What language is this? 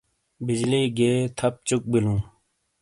Shina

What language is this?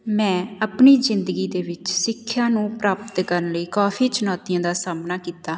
Punjabi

